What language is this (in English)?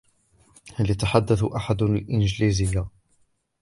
Arabic